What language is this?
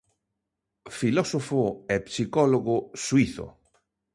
Galician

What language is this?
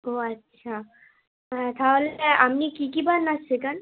Bangla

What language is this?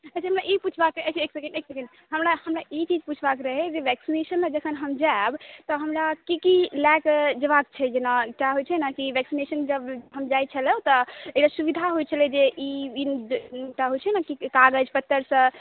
Maithili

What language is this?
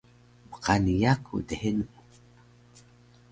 Taroko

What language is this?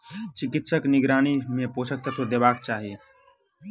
Maithili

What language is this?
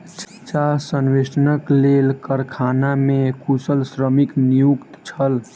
Maithili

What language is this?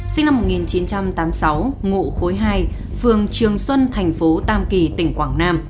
Vietnamese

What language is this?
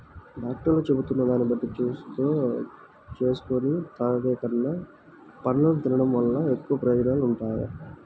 Telugu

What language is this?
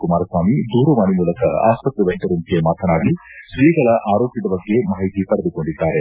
Kannada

